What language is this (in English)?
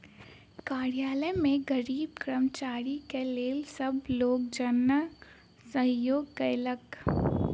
Maithili